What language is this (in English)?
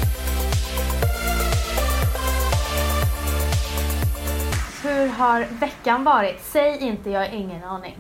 Swedish